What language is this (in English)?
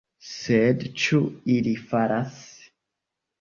Esperanto